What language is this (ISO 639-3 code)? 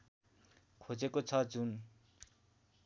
nep